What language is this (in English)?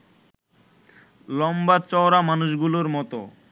Bangla